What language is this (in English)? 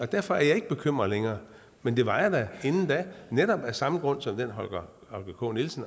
Danish